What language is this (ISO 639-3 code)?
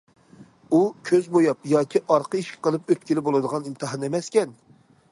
uig